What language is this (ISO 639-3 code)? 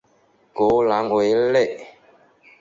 zho